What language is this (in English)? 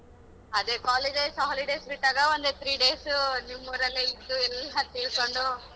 Kannada